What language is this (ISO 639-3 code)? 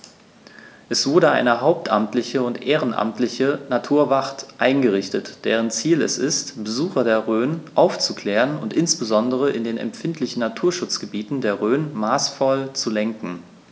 deu